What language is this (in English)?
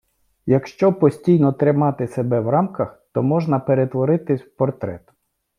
Ukrainian